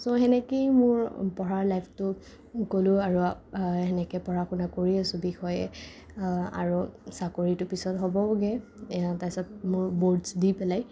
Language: Assamese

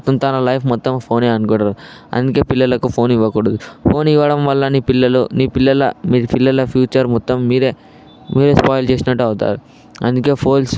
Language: Telugu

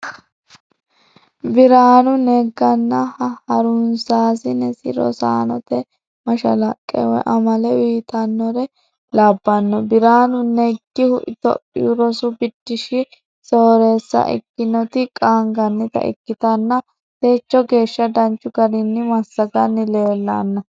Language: Sidamo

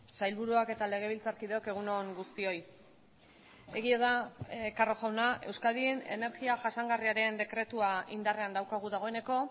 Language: Basque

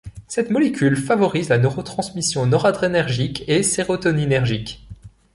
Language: French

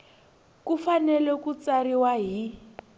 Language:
Tsonga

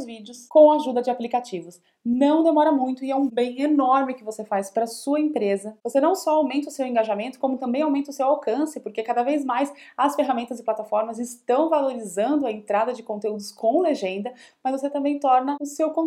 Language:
Portuguese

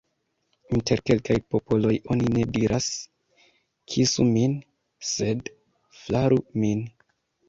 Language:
Esperanto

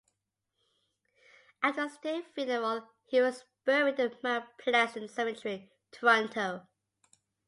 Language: English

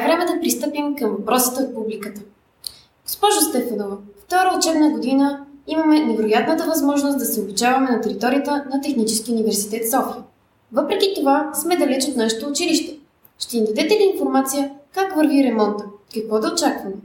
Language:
Bulgarian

